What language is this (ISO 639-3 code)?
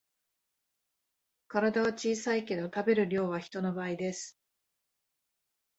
jpn